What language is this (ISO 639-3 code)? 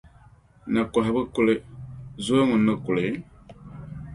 dag